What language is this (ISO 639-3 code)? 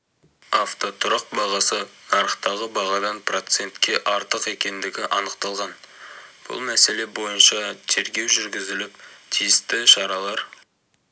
kaz